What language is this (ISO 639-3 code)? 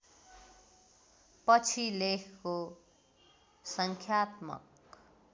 nep